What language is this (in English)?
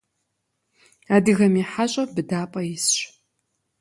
Kabardian